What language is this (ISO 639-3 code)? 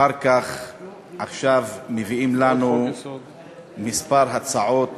heb